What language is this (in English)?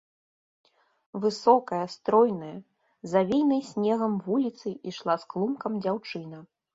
Belarusian